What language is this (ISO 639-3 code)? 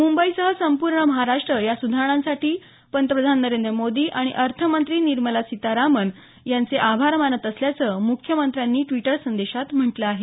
mar